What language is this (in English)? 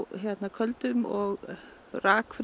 Icelandic